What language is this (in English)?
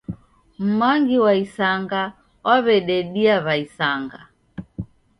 Taita